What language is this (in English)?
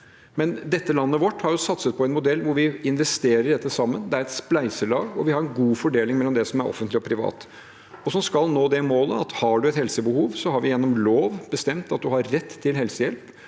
Norwegian